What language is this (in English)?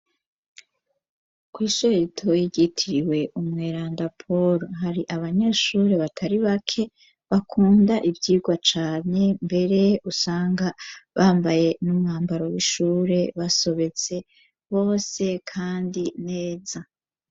Rundi